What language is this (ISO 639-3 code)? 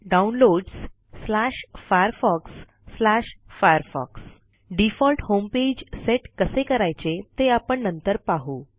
mar